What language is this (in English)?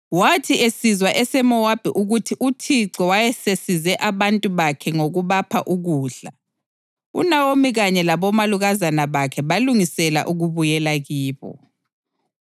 North Ndebele